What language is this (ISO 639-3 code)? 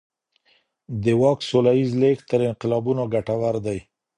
pus